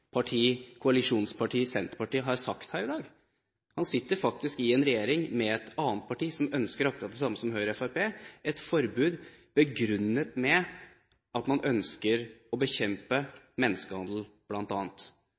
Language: Norwegian Bokmål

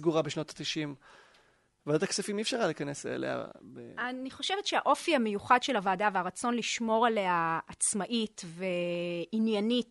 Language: Hebrew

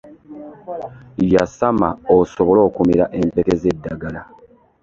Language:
Ganda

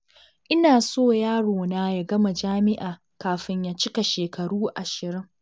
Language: Hausa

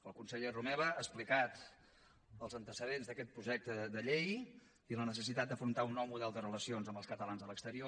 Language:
Catalan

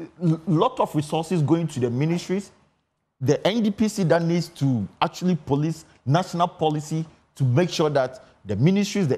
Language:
English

